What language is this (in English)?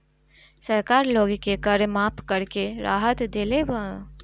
Bhojpuri